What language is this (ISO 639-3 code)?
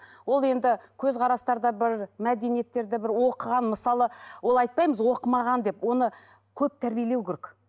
kaz